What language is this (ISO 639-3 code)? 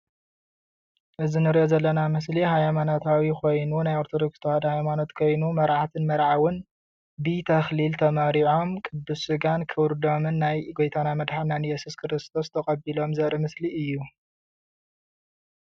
tir